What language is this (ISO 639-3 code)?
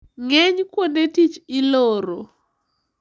luo